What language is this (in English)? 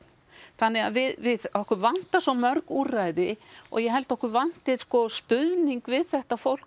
Icelandic